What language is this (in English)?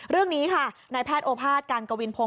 Thai